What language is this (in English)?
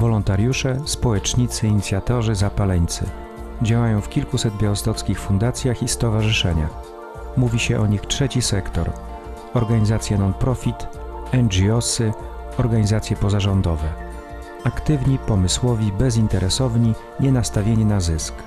Polish